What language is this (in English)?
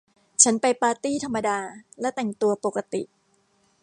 Thai